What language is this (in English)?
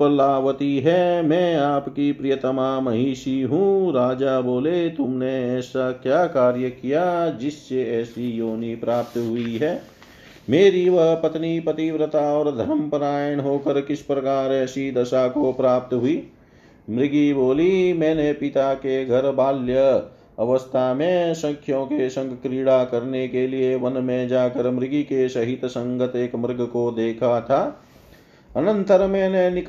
Hindi